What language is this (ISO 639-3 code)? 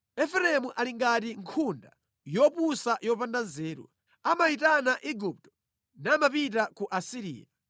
nya